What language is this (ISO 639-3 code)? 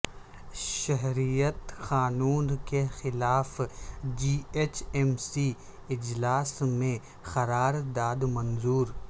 urd